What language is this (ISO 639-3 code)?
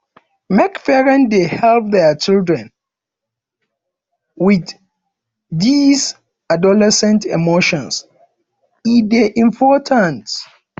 pcm